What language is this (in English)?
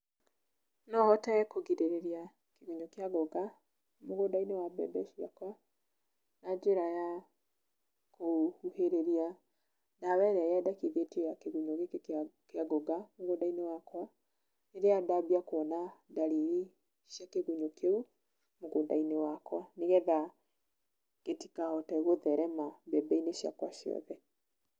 Kikuyu